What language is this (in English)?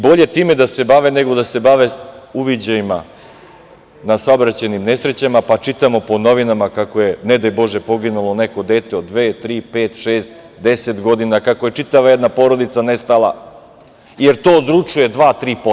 Serbian